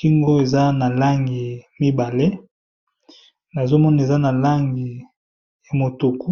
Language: Lingala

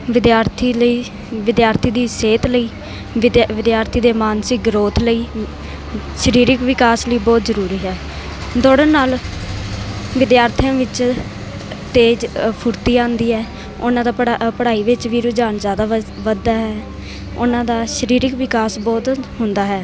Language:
Punjabi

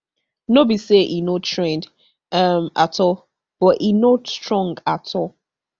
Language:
Nigerian Pidgin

